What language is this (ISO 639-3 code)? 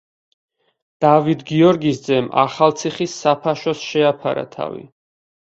kat